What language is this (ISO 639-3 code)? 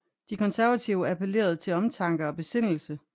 dan